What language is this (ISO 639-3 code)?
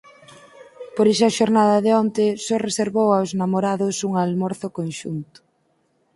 glg